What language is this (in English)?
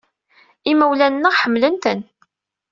Kabyle